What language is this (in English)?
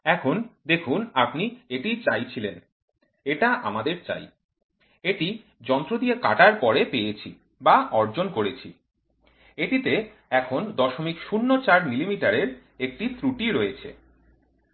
Bangla